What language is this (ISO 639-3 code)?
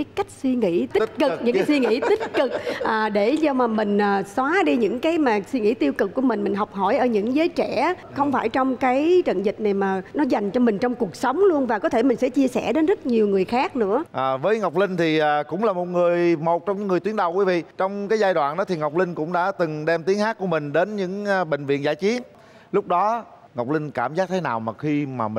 vie